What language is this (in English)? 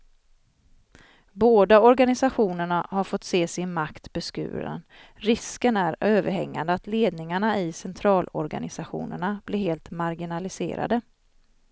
Swedish